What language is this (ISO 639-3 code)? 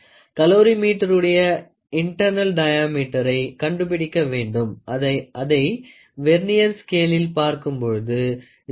tam